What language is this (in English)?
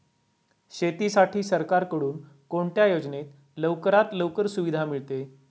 Marathi